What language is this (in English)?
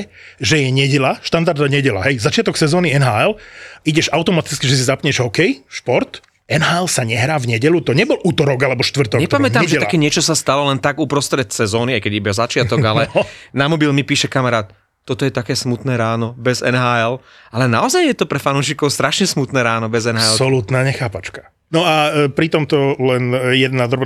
Slovak